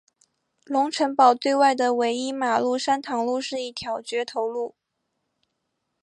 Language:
Chinese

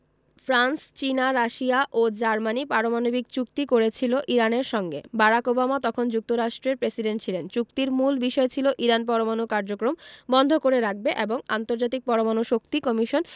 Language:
Bangla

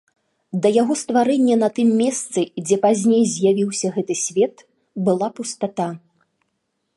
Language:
Belarusian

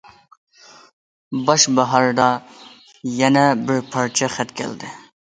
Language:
Uyghur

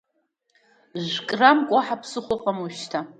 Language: Abkhazian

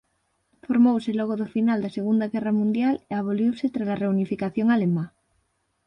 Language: Galician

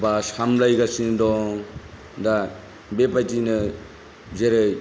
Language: Bodo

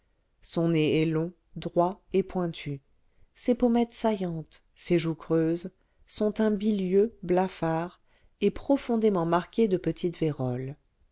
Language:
French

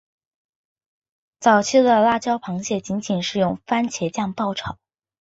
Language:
Chinese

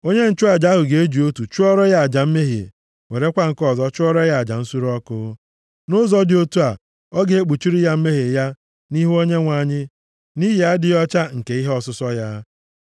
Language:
Igbo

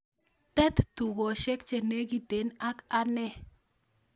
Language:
Kalenjin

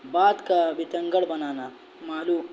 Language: Urdu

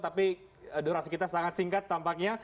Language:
Indonesian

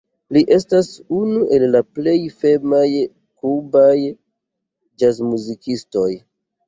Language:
Esperanto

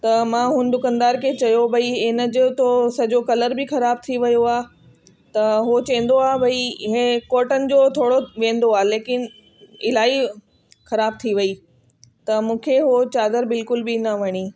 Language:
Sindhi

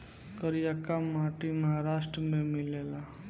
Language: Bhojpuri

